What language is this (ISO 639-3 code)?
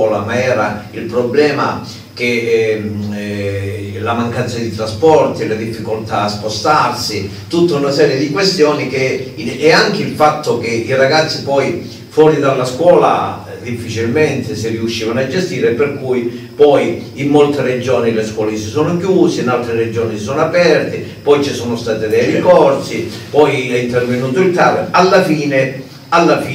ita